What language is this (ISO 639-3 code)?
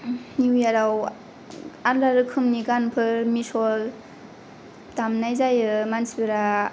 brx